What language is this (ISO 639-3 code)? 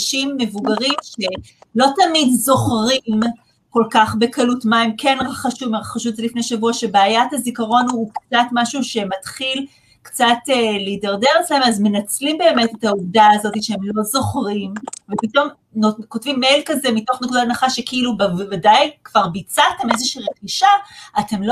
heb